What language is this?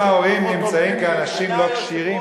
Hebrew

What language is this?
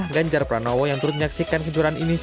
Indonesian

